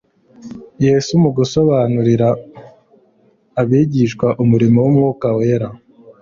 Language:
Kinyarwanda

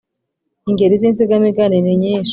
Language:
Kinyarwanda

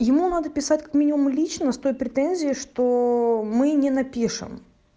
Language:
Russian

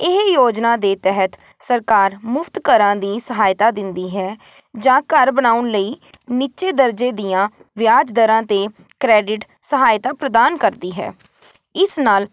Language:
Punjabi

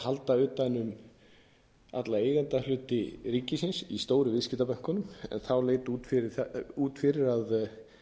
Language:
Icelandic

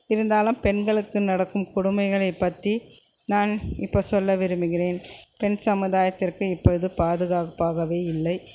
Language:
Tamil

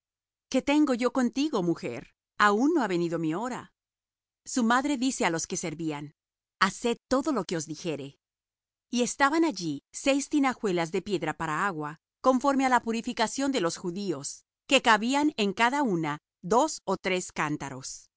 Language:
Spanish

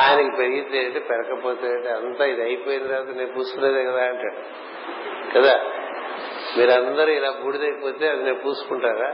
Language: Telugu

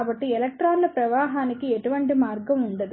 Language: Telugu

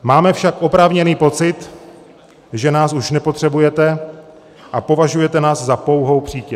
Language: Czech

